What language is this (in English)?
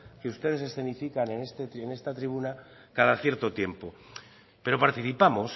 Spanish